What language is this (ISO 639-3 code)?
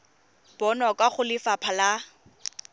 tsn